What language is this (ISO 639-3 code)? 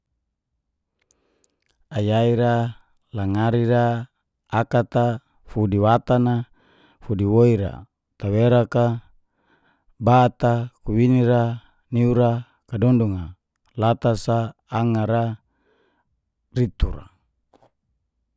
ges